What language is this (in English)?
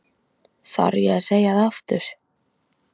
Icelandic